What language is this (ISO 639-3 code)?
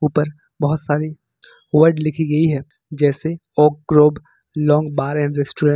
hin